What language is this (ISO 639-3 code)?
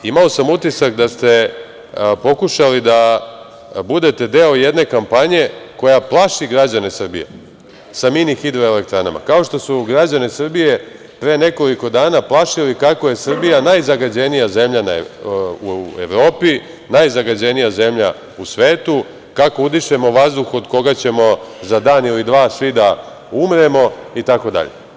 srp